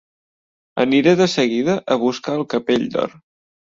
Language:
Catalan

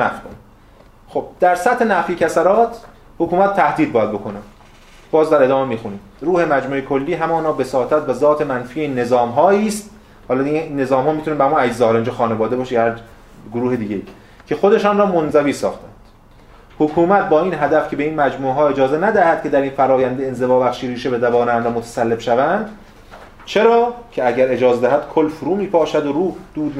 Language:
Persian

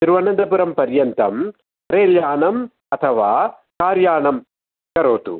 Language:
Sanskrit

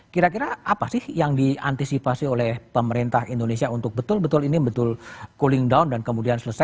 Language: Indonesian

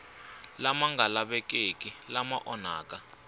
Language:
Tsonga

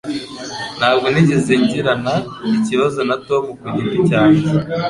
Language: Kinyarwanda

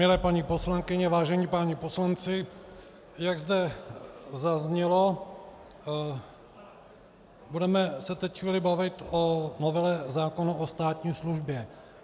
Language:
Czech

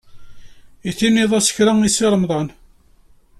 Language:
Kabyle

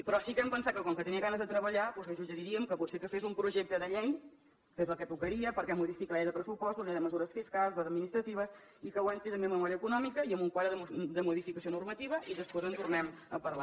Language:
Catalan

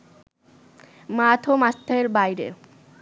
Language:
Bangla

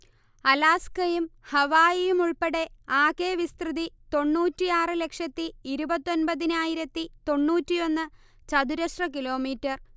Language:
Malayalam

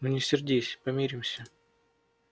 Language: Russian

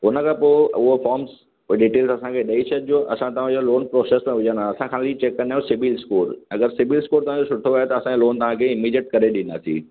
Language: Sindhi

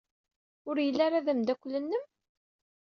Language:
Kabyle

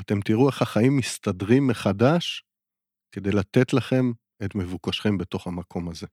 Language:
Hebrew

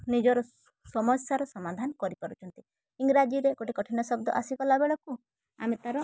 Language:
Odia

